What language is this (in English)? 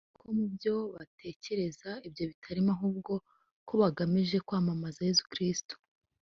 Kinyarwanda